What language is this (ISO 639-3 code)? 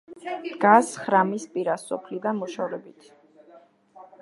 kat